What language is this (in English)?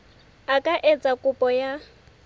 Southern Sotho